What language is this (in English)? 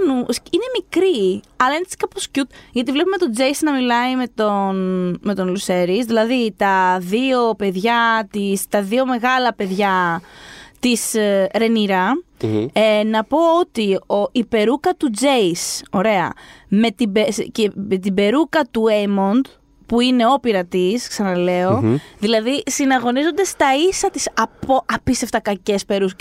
Greek